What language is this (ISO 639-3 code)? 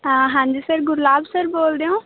pan